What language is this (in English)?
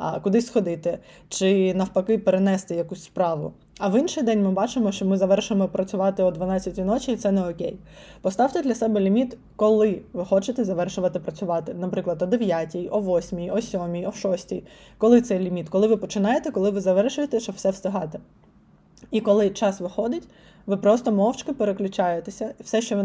Ukrainian